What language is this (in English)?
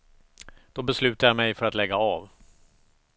Swedish